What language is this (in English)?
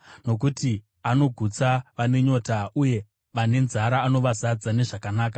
Shona